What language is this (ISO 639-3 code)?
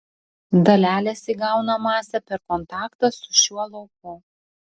lit